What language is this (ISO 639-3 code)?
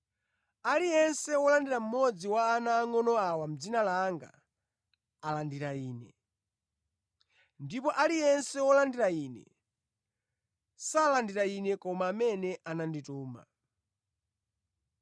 nya